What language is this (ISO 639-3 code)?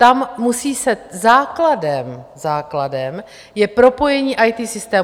ces